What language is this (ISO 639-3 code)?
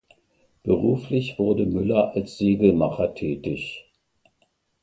deu